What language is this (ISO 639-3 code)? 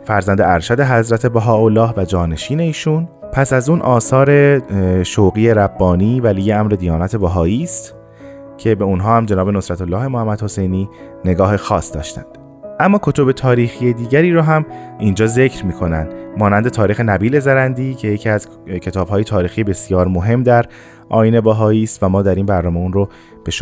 fas